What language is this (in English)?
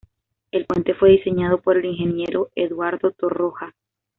Spanish